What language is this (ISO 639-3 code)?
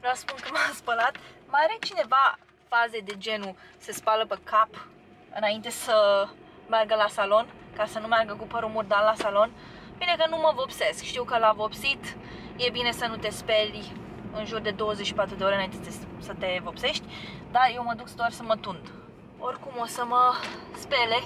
ron